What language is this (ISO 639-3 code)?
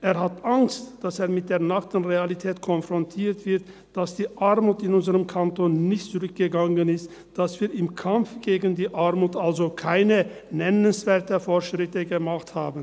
gsw